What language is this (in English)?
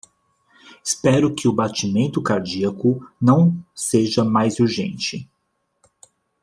Portuguese